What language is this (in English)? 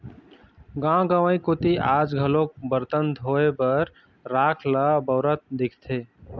Chhattisgarhi